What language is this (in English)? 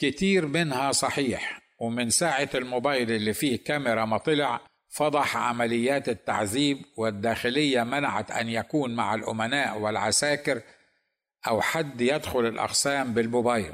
Arabic